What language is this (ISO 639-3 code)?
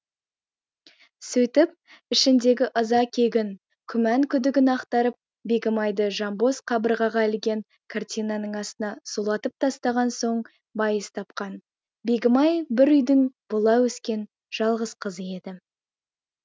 kaz